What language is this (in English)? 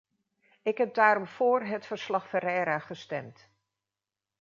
Dutch